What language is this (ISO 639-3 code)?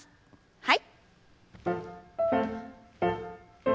jpn